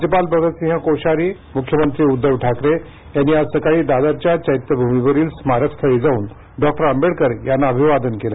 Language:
Marathi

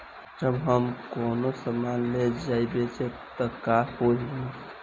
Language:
Bhojpuri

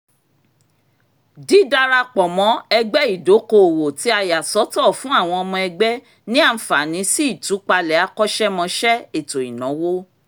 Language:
Yoruba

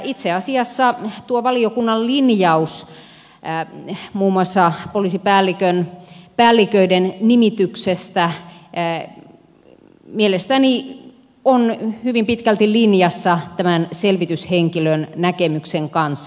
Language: Finnish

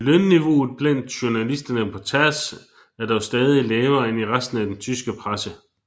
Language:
Danish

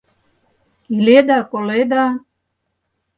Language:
Mari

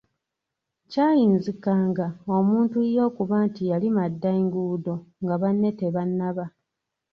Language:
Ganda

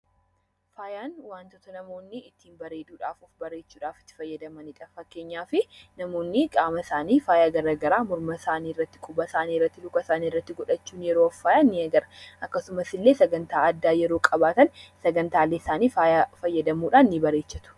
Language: Oromo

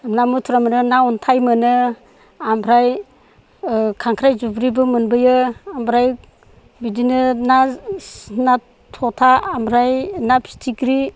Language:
Bodo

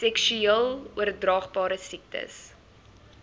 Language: Afrikaans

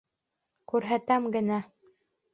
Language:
Bashkir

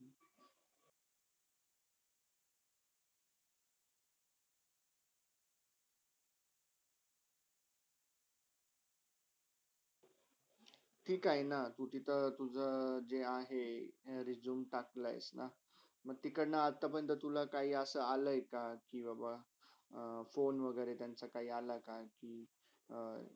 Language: Marathi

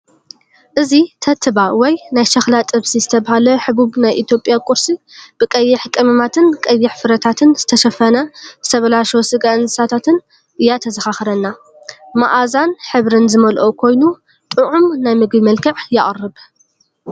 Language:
Tigrinya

